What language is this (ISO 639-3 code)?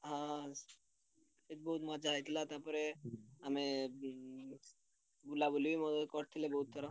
ori